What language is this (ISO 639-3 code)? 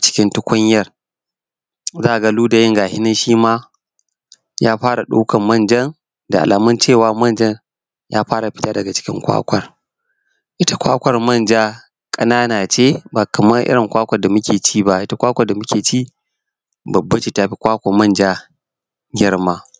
hau